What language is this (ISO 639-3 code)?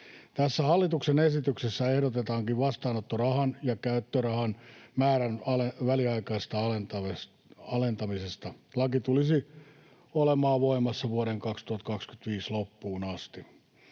fin